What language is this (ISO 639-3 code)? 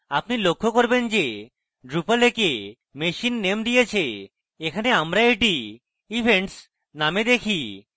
ben